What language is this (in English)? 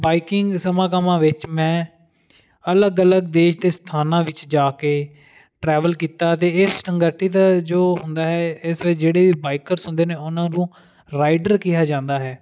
Punjabi